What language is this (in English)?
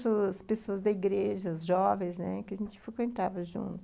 Portuguese